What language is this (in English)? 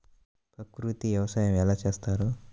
Telugu